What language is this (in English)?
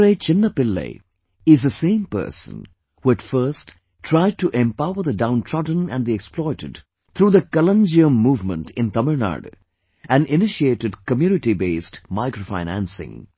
English